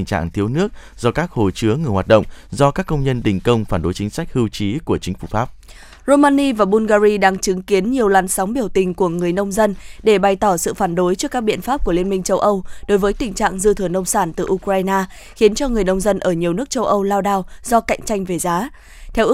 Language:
Vietnamese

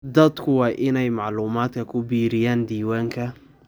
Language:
Somali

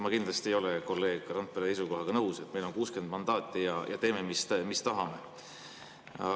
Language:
Estonian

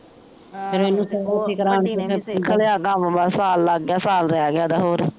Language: Punjabi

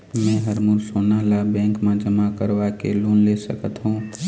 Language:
Chhattisgarhi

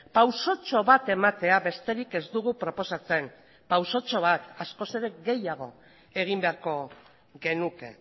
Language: Basque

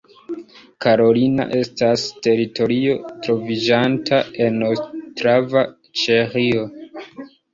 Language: Esperanto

